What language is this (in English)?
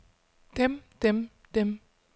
Danish